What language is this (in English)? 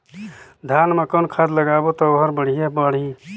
Chhattisgarhi